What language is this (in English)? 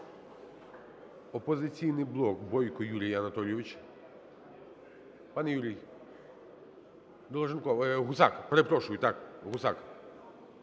Ukrainian